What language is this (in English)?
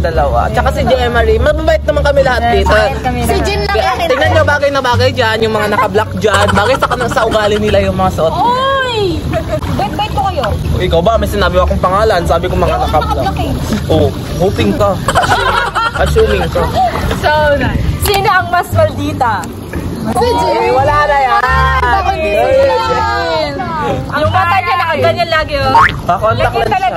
Filipino